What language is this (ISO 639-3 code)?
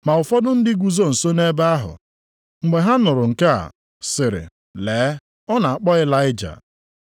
ibo